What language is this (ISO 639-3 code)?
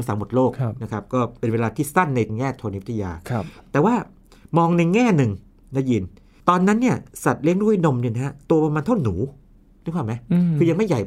tha